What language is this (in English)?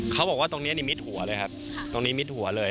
Thai